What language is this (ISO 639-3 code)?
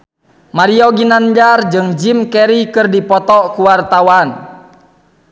sun